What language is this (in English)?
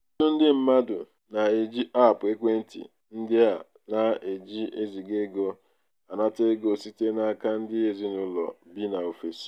Igbo